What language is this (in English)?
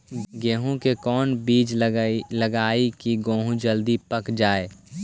Magahi